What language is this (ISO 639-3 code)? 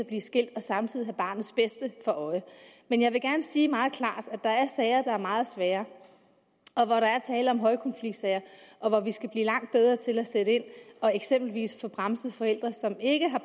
dan